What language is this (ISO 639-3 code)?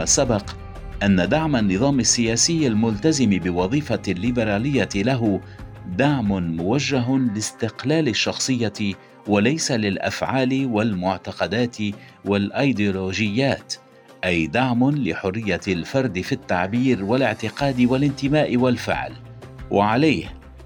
ara